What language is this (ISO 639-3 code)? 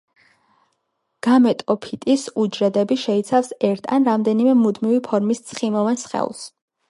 kat